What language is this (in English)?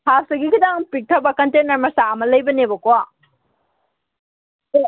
Manipuri